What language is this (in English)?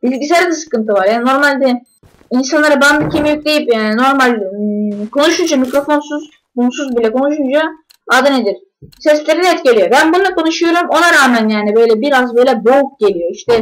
Turkish